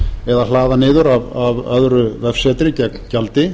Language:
Icelandic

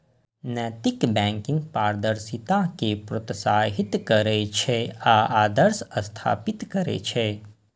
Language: Maithili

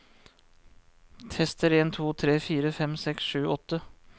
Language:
Norwegian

